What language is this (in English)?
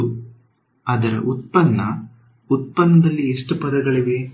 Kannada